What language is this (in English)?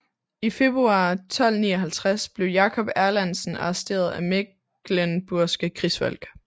Danish